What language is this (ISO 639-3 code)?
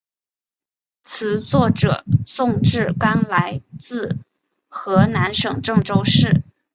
zho